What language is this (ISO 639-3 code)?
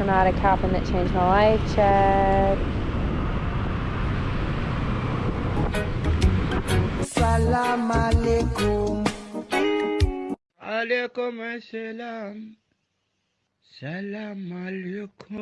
ind